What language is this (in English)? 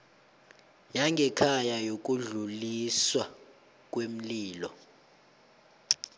South Ndebele